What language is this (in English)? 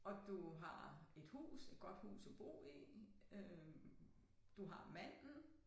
Danish